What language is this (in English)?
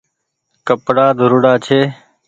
Goaria